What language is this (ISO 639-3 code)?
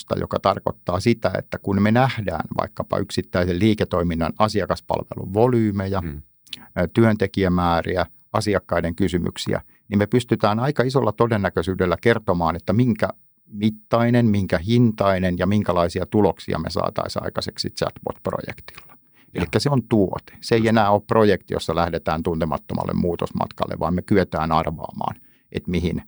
fin